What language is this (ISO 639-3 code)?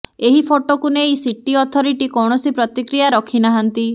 ori